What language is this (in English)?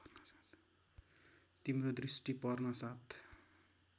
Nepali